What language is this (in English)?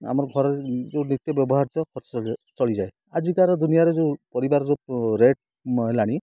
Odia